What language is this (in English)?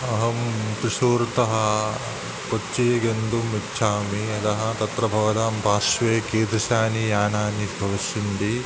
Sanskrit